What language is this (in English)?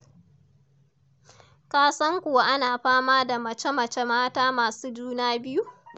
Hausa